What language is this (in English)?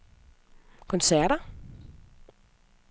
Danish